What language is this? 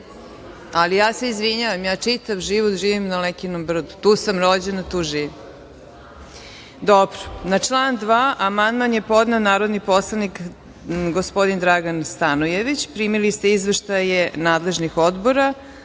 Serbian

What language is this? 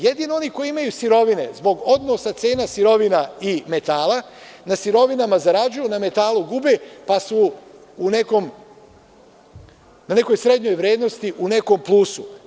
Serbian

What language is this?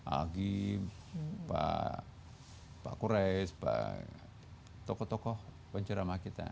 Indonesian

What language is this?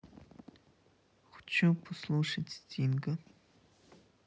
Russian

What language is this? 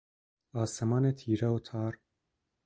Persian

